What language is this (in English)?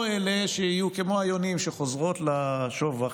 Hebrew